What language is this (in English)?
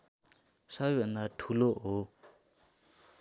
Nepali